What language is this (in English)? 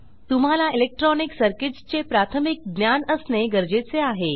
Marathi